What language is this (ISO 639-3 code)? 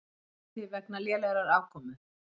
isl